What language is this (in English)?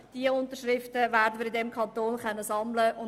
Swiss German